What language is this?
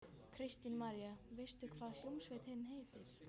Icelandic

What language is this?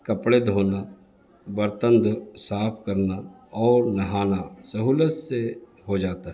Urdu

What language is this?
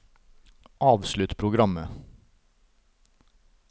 Norwegian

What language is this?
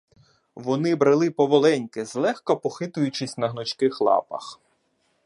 Ukrainian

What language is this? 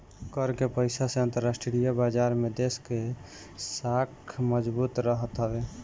Bhojpuri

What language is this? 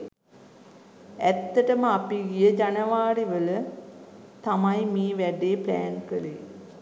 Sinhala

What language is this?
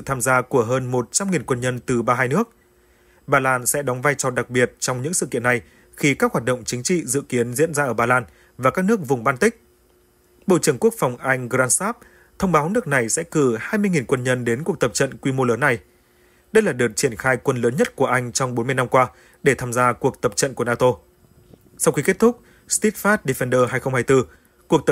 Vietnamese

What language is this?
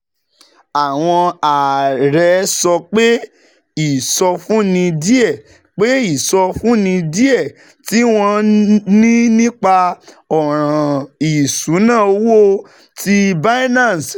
Yoruba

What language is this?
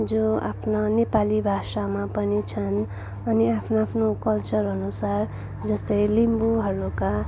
Nepali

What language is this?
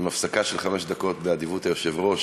Hebrew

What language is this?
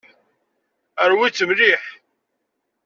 Kabyle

